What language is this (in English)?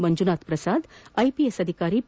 Kannada